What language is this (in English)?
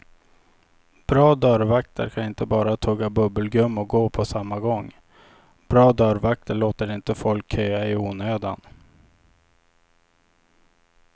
Swedish